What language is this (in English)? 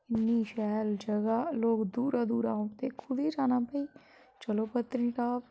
Dogri